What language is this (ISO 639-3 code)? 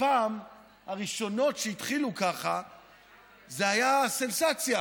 heb